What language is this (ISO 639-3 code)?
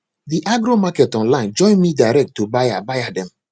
pcm